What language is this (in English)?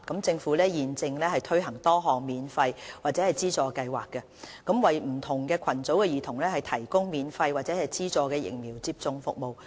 Cantonese